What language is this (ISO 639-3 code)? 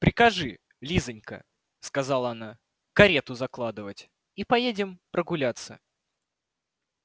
rus